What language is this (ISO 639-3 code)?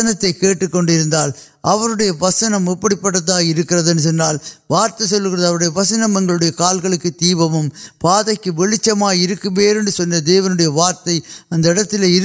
urd